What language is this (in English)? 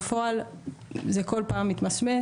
Hebrew